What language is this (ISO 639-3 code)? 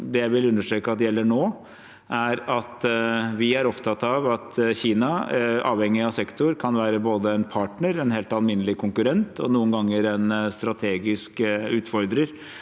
nor